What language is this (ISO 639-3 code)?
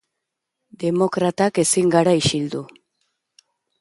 eus